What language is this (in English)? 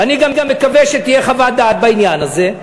Hebrew